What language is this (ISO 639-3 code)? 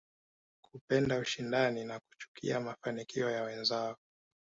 swa